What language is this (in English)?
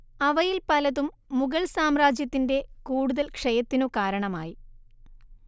Malayalam